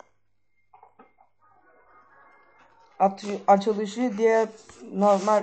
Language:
Turkish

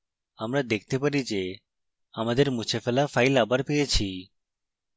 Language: Bangla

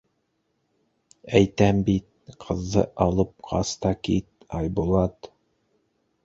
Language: Bashkir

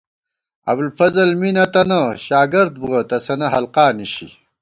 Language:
Gawar-Bati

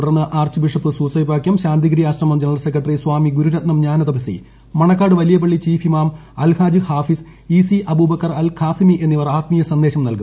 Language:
Malayalam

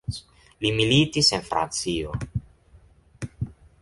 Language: Esperanto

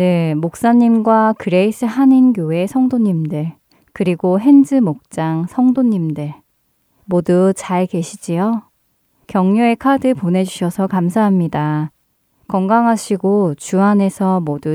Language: Korean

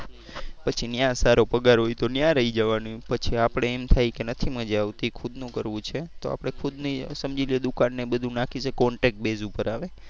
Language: Gujarati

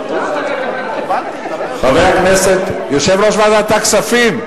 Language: Hebrew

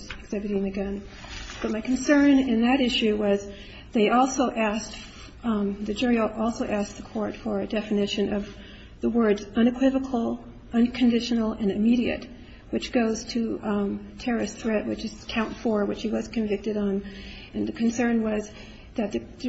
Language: English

